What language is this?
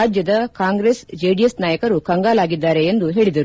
Kannada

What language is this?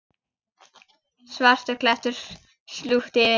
Icelandic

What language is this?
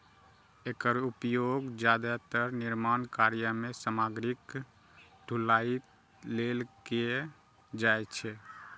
Maithili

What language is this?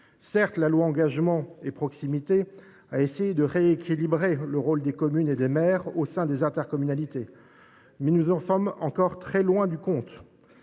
French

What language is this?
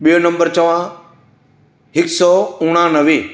Sindhi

